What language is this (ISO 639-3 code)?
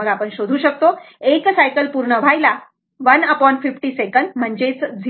mar